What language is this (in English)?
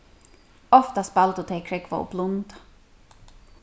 Faroese